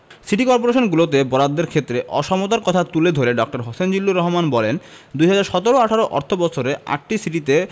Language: Bangla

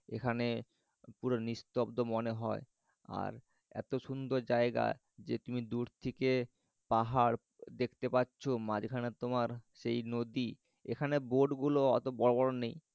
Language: Bangla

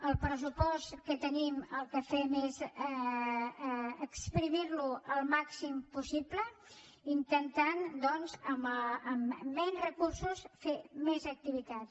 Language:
Catalan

